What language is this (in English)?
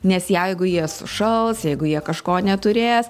Lithuanian